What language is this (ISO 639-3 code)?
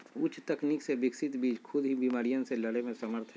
mag